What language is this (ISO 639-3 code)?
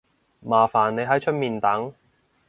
yue